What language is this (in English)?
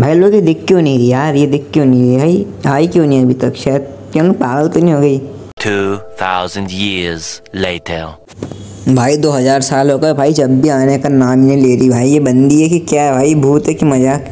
Hindi